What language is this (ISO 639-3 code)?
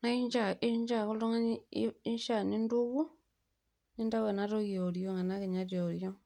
mas